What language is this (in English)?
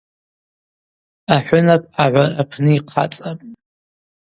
Abaza